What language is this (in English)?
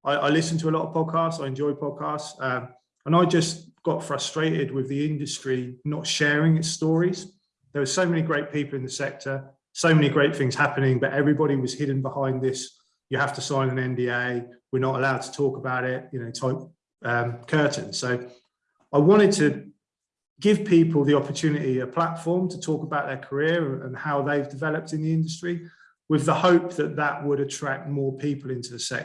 English